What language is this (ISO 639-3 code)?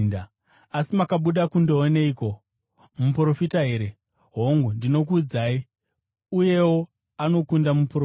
sna